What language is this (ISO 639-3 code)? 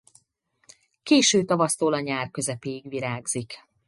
hun